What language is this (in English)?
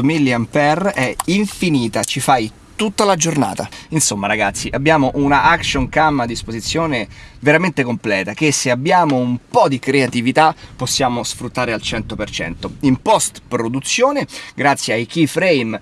Italian